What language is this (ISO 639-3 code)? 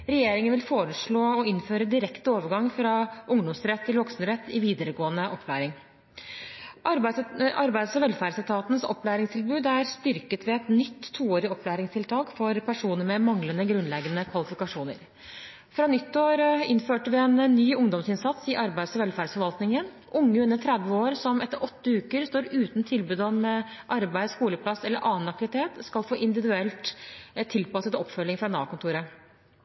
nob